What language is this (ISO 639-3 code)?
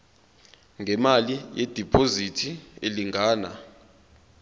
zul